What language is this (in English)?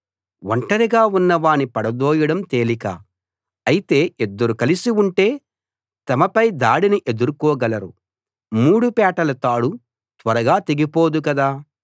Telugu